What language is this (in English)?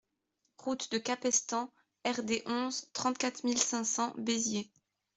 French